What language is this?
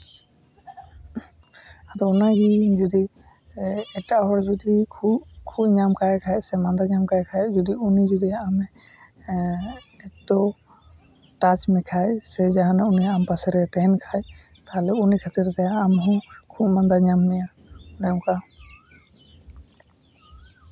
Santali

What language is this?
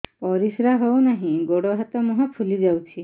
Odia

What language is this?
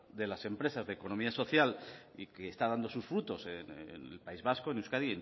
Spanish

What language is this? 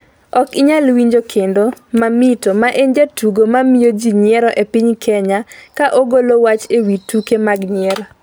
Luo (Kenya and Tanzania)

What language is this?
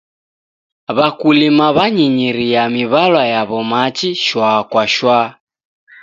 Taita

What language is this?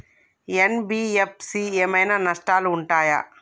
Telugu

